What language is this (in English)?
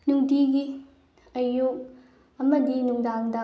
Manipuri